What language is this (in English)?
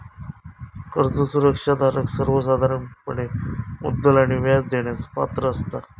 Marathi